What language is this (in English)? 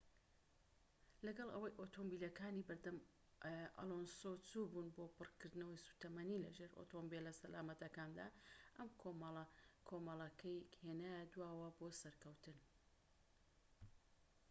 Central Kurdish